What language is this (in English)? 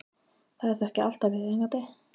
Icelandic